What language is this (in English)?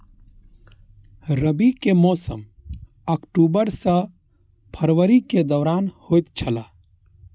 Maithili